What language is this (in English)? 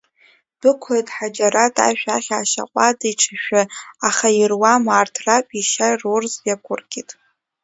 Abkhazian